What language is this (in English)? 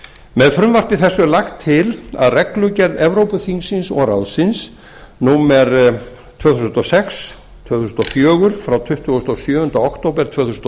Icelandic